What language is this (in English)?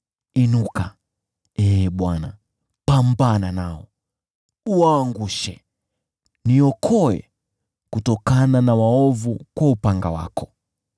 Swahili